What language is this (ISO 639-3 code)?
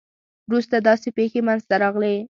pus